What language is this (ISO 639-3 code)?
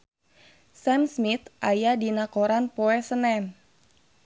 sun